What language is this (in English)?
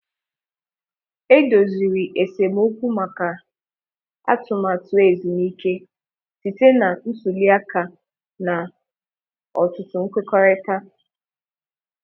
Igbo